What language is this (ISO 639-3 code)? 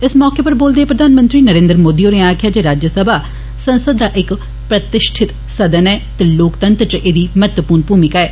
doi